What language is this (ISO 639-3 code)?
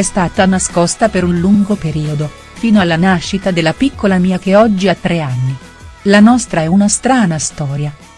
ita